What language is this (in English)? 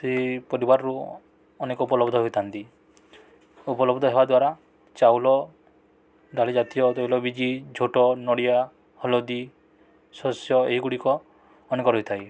Odia